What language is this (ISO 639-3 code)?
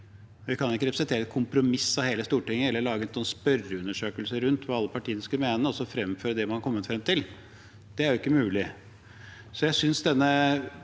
nor